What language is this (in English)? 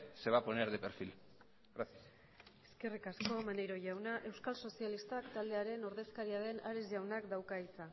Basque